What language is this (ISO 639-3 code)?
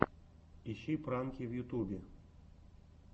rus